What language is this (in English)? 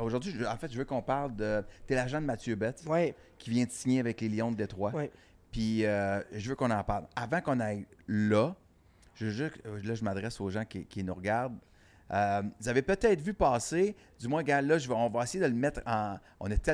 French